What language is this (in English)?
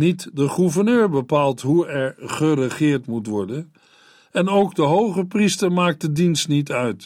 Dutch